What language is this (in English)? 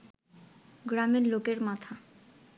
Bangla